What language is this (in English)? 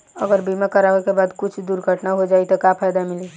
Bhojpuri